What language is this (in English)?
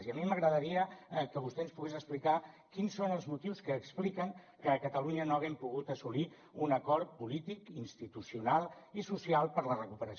Catalan